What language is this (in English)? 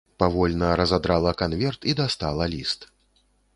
Belarusian